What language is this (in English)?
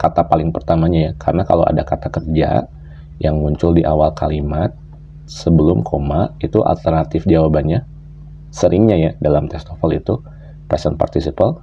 Indonesian